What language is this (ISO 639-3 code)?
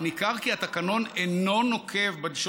heb